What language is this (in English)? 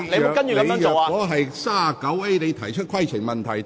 Cantonese